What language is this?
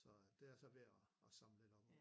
Danish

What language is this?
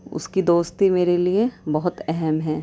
Urdu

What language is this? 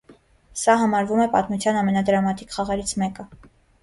Armenian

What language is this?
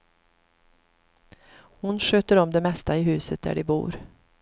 Swedish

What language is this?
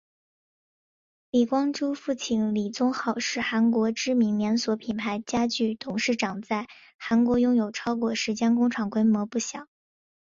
Chinese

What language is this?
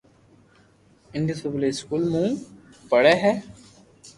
Loarki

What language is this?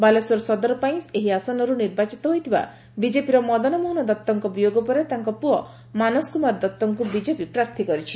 Odia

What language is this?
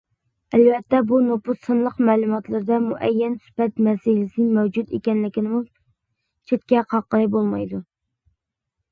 Uyghur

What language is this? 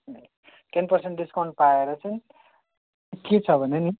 Nepali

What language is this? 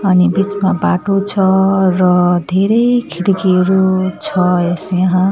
Nepali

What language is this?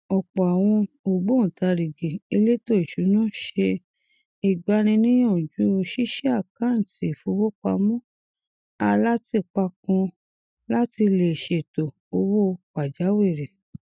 Yoruba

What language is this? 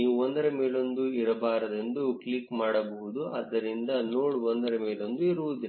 Kannada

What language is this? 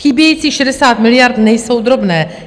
Czech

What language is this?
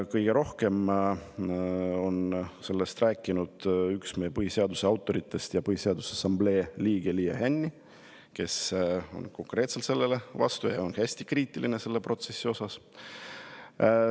Estonian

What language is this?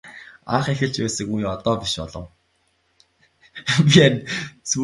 Mongolian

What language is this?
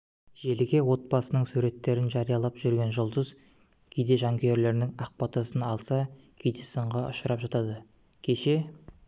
Kazakh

